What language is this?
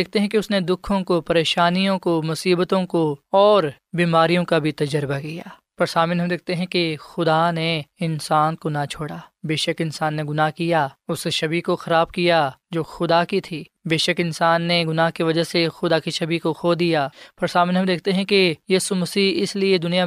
Urdu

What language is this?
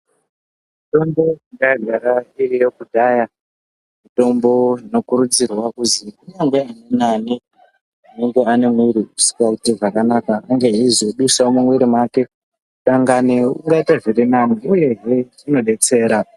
Ndau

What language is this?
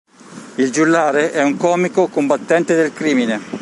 Italian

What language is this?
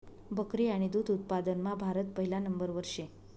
Marathi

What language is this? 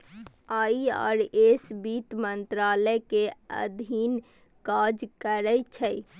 Maithili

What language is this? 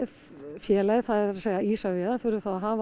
Icelandic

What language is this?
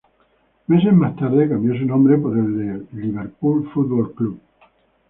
Spanish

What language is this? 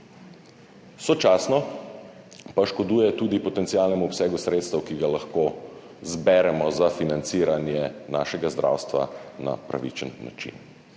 Slovenian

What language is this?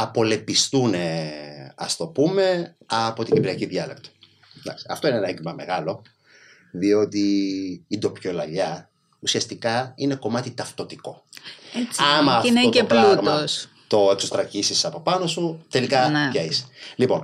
Greek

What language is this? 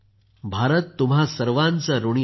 Marathi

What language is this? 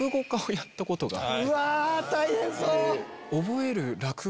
Japanese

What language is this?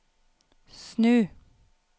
Norwegian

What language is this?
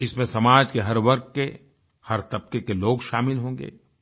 Hindi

